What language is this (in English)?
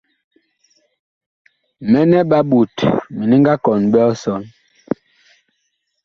Bakoko